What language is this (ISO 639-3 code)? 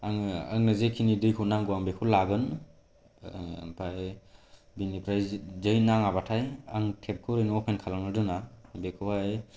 brx